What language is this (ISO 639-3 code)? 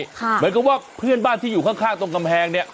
tha